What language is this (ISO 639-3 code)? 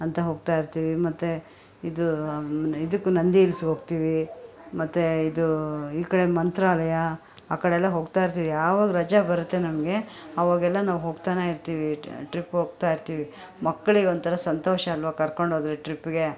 kan